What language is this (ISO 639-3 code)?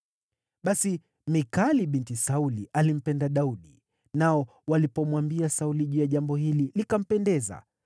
swa